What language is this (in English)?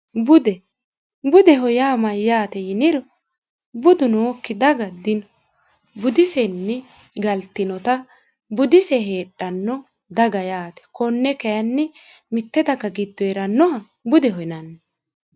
Sidamo